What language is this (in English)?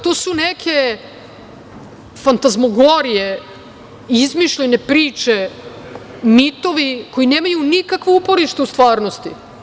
Serbian